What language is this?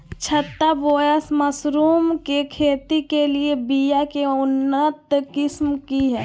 Magahi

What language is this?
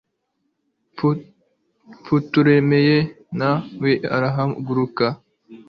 Kinyarwanda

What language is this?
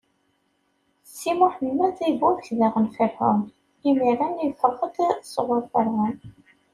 Kabyle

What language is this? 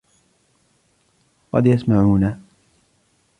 Arabic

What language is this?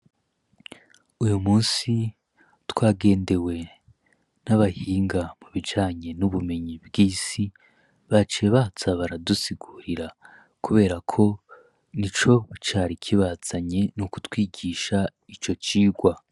Rundi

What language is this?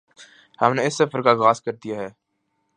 Urdu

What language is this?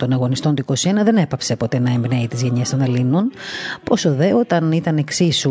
Greek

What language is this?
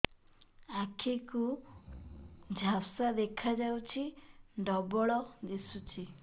Odia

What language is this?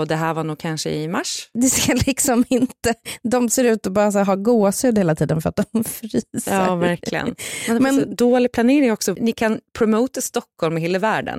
Swedish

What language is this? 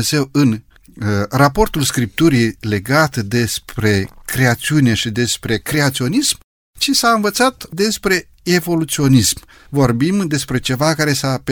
Romanian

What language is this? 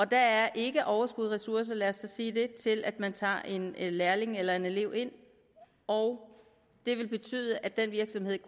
Danish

